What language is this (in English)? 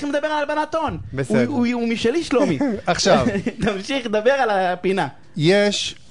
Hebrew